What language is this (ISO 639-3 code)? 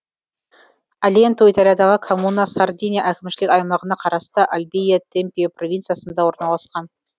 kaz